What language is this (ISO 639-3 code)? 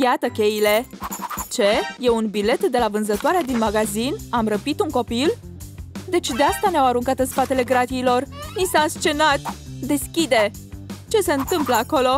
ron